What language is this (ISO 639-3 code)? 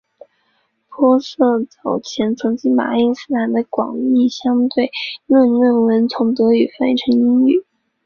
zho